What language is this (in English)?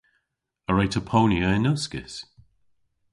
Cornish